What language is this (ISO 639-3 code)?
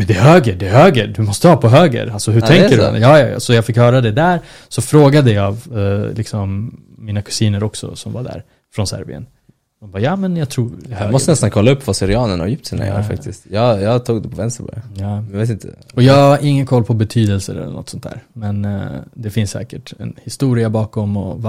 swe